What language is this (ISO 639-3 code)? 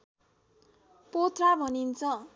nep